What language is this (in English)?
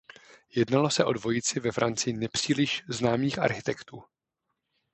Czech